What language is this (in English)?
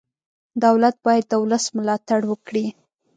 Pashto